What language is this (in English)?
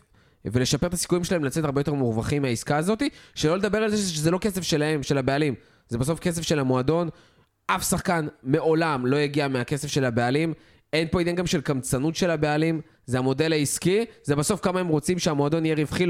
Hebrew